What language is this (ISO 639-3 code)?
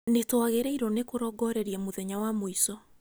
kik